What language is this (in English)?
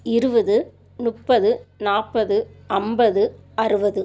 Tamil